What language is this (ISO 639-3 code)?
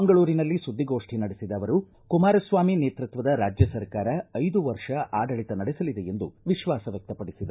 kan